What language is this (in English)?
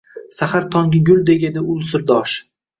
Uzbek